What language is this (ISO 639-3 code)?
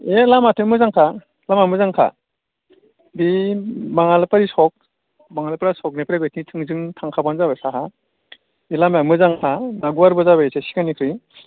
brx